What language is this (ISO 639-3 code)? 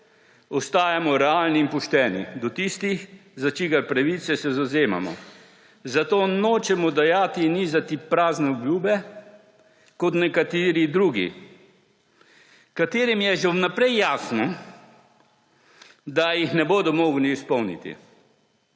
slv